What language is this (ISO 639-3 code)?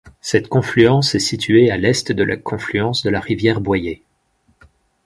fra